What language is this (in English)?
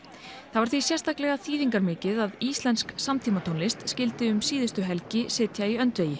Icelandic